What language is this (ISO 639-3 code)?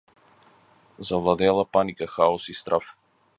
mkd